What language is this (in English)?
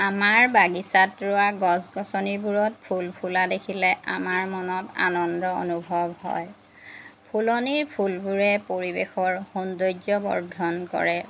Assamese